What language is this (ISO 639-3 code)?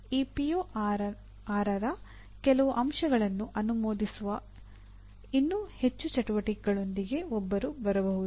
kan